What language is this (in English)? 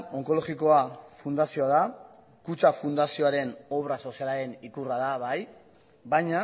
Basque